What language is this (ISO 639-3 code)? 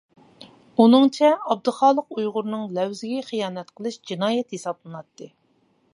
uig